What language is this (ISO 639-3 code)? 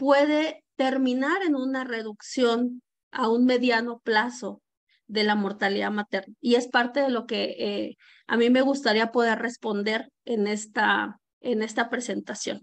spa